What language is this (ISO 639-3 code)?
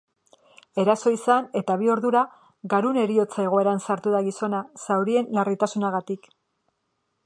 eus